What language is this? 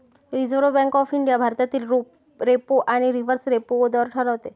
Marathi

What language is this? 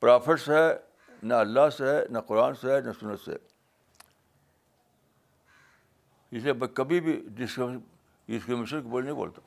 Urdu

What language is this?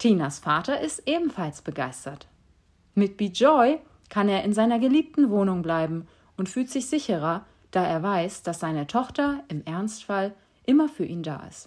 German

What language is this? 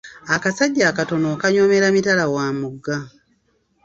Ganda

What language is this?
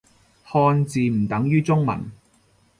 Cantonese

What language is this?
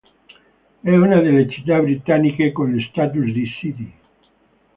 Italian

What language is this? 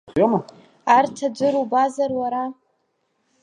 Abkhazian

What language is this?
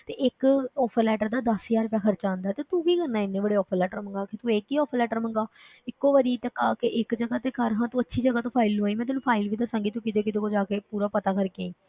Punjabi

